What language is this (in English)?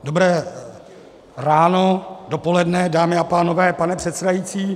Czech